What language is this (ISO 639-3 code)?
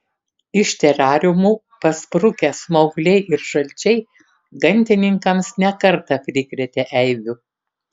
lit